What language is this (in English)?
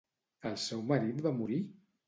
Catalan